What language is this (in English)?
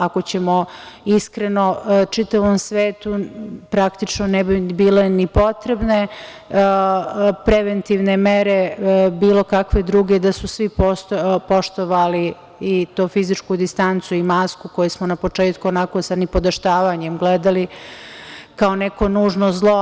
Serbian